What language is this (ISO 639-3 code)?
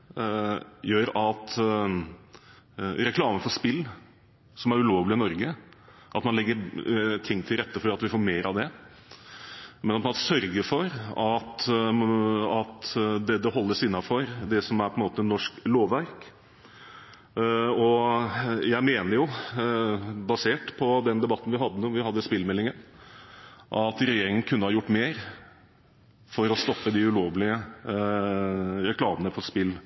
nob